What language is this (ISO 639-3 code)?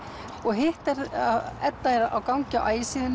isl